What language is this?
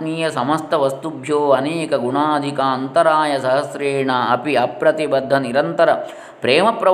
Kannada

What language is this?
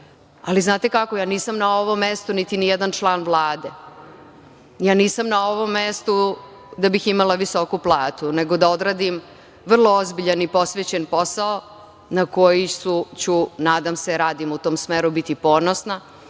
Serbian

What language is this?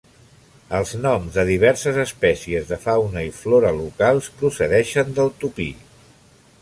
Catalan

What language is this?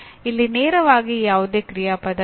Kannada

